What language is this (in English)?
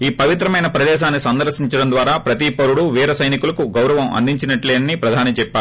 Telugu